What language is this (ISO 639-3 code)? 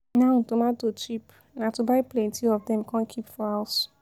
pcm